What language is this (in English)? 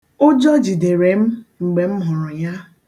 Igbo